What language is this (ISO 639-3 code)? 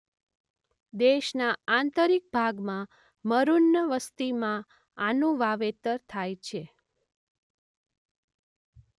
guj